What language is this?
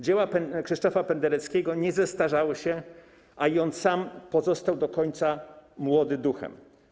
Polish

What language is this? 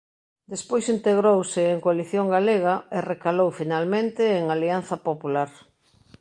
Galician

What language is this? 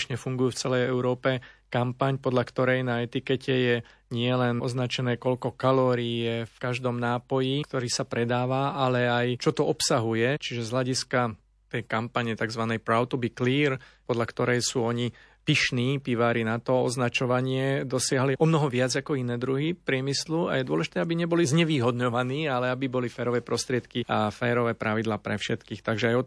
Slovak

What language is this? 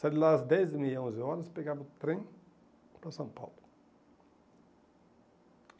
Portuguese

